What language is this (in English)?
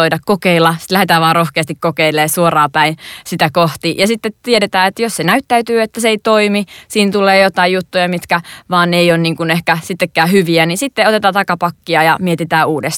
Finnish